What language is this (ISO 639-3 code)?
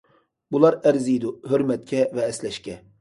uig